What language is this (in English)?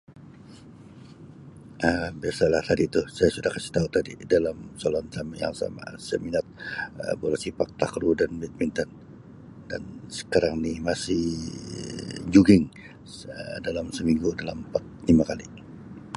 Sabah Malay